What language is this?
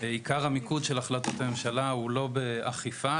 Hebrew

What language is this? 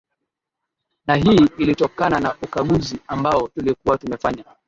Swahili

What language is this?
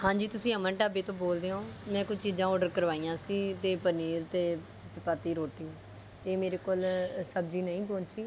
Punjabi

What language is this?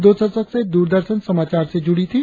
Hindi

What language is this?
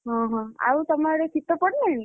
Odia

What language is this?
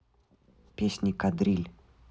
Russian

